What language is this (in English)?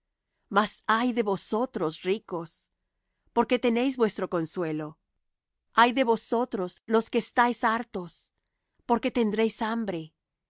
Spanish